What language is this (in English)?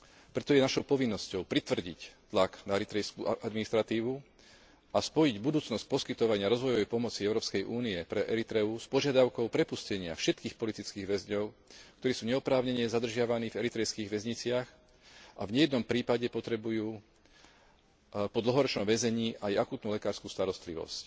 Slovak